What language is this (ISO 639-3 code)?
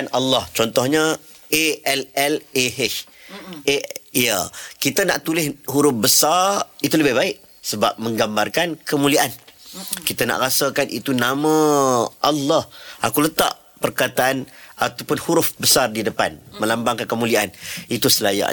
msa